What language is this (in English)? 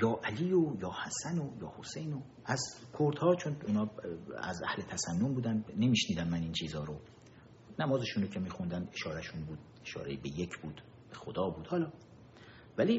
Persian